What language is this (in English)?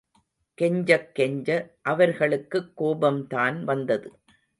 Tamil